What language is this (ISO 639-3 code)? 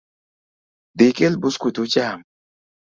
luo